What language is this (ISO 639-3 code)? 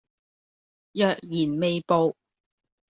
yue